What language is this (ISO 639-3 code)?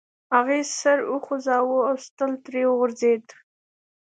pus